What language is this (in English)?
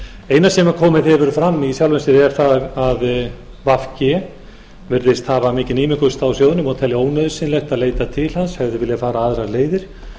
Icelandic